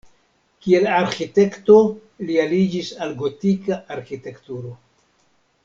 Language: Esperanto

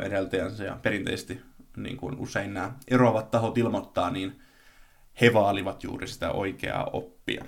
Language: Finnish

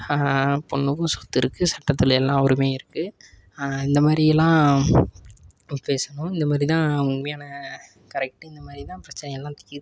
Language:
Tamil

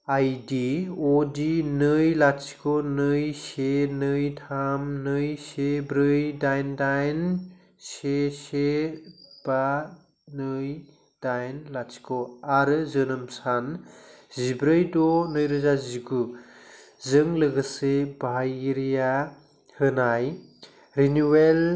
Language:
Bodo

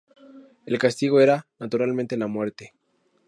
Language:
Spanish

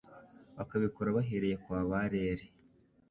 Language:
Kinyarwanda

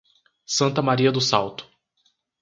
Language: Portuguese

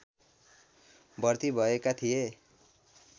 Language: Nepali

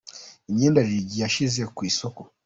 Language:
Kinyarwanda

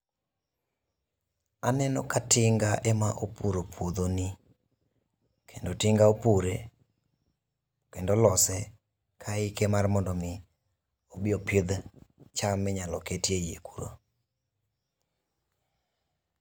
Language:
Luo (Kenya and Tanzania)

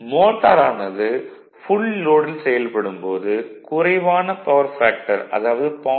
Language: Tamil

